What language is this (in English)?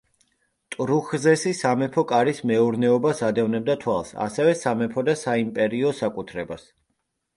Georgian